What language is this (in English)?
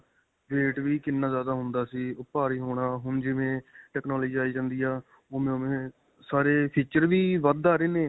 Punjabi